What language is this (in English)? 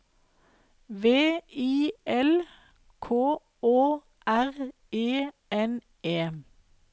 Norwegian